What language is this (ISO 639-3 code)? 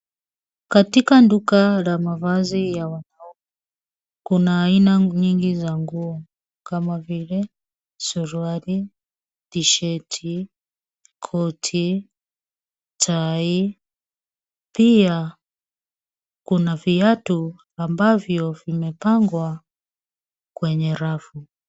swa